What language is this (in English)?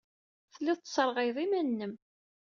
Kabyle